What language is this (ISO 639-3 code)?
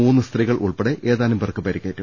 mal